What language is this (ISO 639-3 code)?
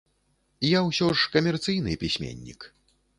bel